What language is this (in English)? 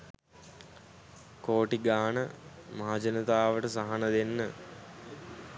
Sinhala